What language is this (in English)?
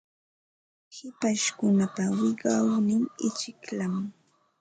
Ambo-Pasco Quechua